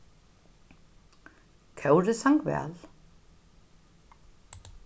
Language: Faroese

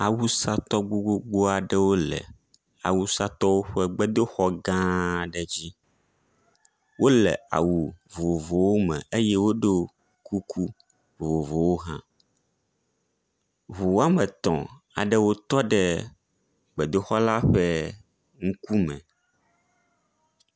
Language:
Ewe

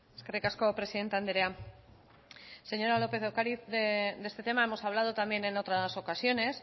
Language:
Spanish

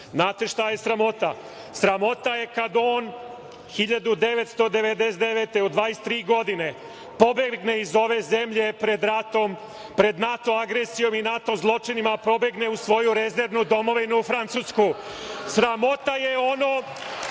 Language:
Serbian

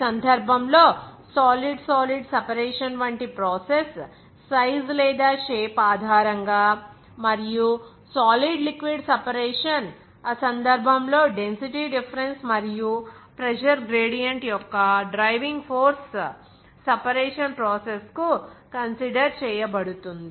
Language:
Telugu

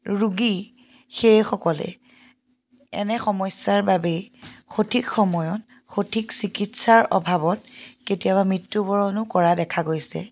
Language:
Assamese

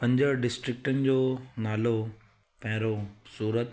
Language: Sindhi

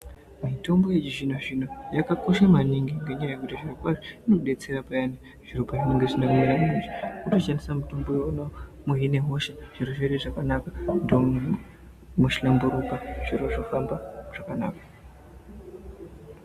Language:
Ndau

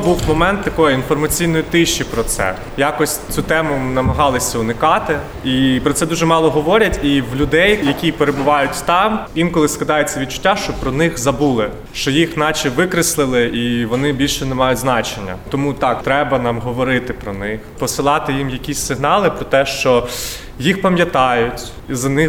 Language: Ukrainian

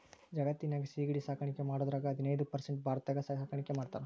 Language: Kannada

